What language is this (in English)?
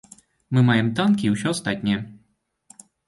Belarusian